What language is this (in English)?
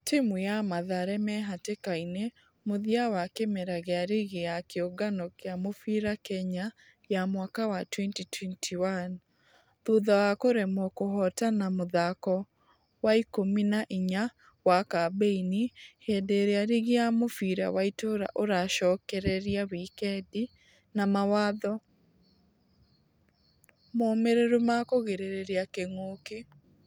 Kikuyu